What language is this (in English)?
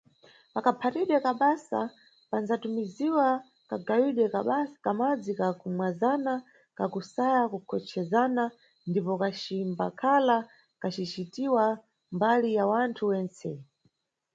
Nyungwe